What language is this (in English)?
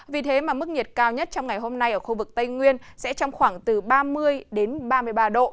Vietnamese